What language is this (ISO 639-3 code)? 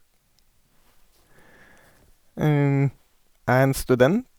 nor